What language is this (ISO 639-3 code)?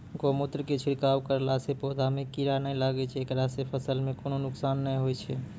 mai